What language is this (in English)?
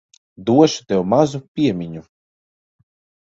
Latvian